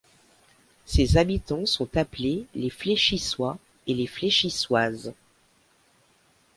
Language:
French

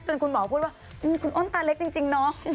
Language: Thai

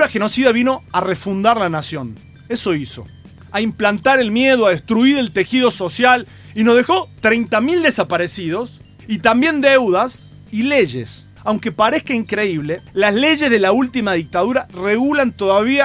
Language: Spanish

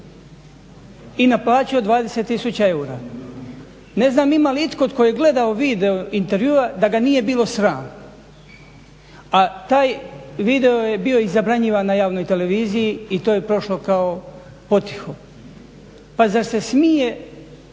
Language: Croatian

